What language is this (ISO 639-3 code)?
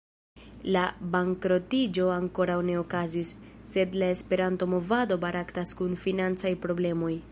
epo